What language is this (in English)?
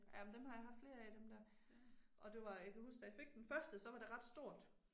Danish